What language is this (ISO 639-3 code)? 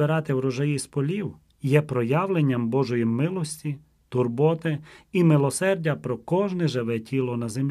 ukr